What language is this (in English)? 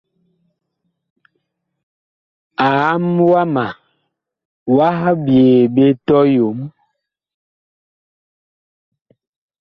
Bakoko